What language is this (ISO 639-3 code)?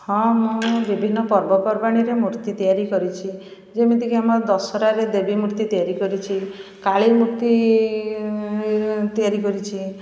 ori